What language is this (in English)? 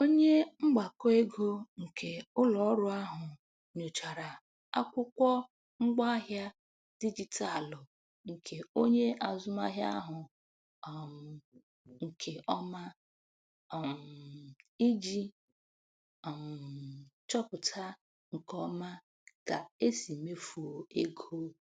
Igbo